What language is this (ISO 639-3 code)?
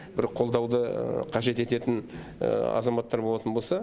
kaz